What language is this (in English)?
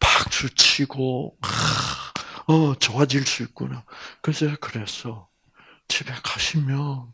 Korean